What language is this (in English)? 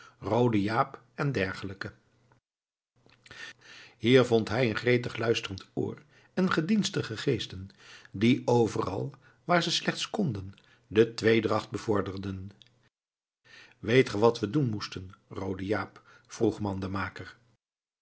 Dutch